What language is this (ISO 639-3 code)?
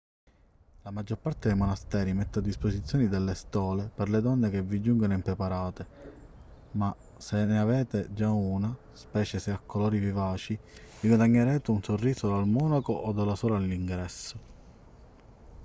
ita